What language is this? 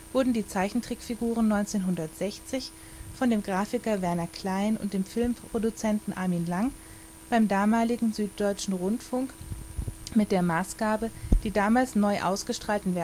German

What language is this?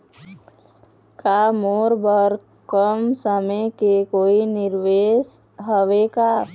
Chhattisgarhi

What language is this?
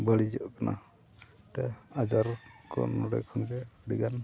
Santali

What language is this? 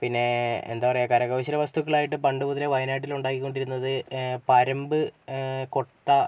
Malayalam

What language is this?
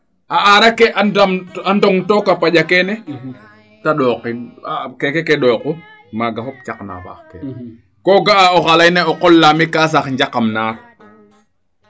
Serer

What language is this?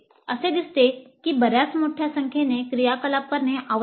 Marathi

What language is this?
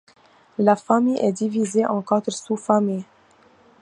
French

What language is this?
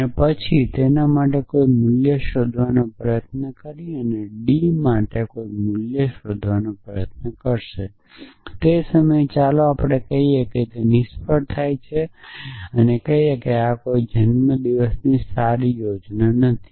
Gujarati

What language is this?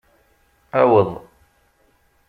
Kabyle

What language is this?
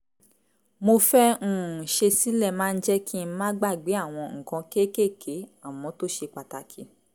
Yoruba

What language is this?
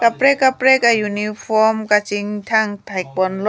Karbi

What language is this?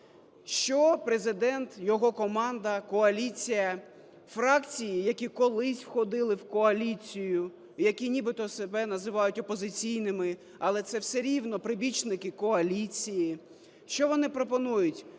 Ukrainian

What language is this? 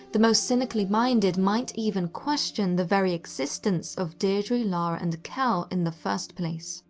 English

